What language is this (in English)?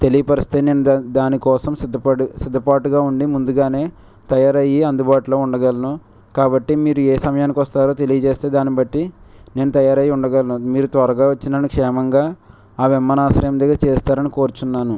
Telugu